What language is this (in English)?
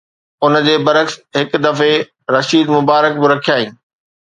Sindhi